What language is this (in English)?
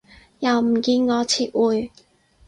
Cantonese